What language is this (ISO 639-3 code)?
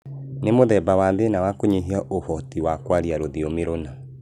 kik